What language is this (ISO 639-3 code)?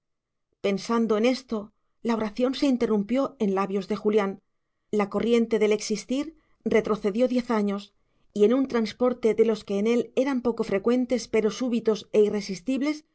spa